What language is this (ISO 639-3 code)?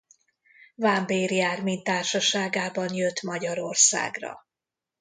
hun